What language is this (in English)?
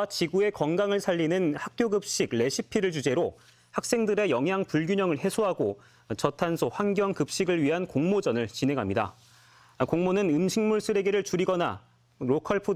Korean